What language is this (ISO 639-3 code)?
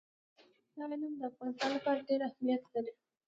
pus